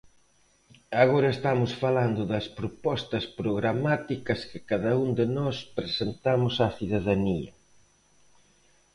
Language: Galician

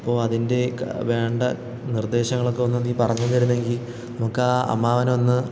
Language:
Malayalam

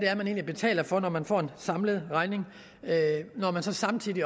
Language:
Danish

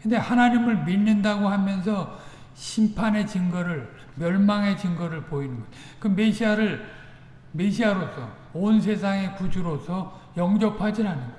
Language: Korean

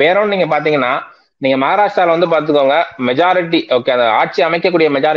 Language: English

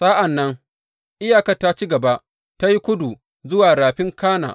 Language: Hausa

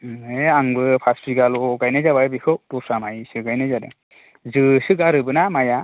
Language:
Bodo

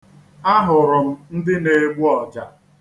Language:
Igbo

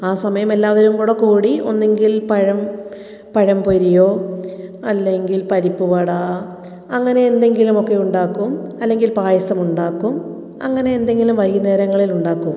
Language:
Malayalam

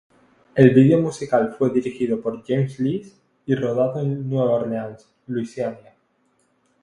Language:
Spanish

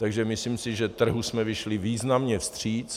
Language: Czech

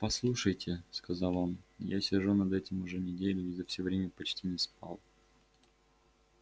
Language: Russian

